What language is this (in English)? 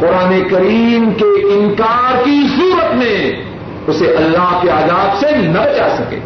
Urdu